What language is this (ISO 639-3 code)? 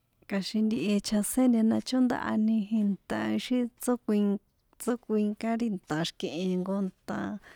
poe